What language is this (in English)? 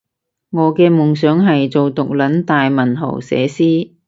Cantonese